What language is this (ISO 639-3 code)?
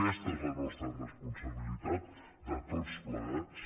cat